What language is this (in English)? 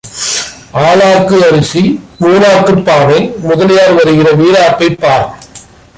Tamil